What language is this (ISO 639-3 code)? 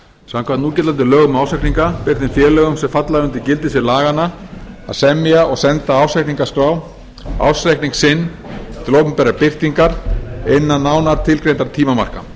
isl